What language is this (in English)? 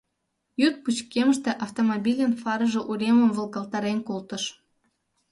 Mari